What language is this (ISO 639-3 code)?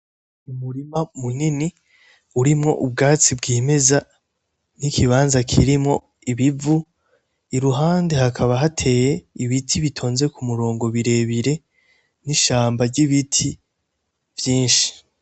run